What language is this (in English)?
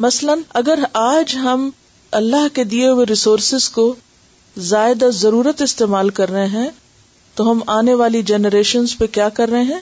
Urdu